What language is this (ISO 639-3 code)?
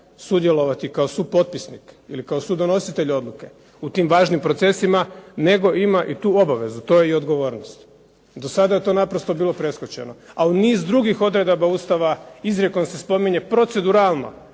hrv